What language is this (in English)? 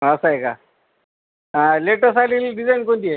Marathi